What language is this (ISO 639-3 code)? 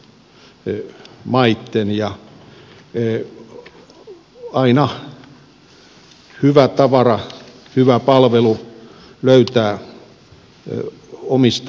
fin